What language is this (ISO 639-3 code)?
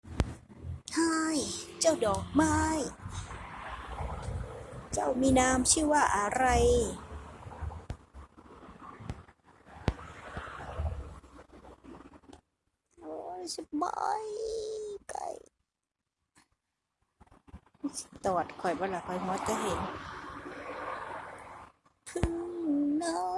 tha